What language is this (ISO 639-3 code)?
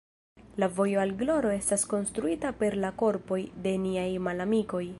epo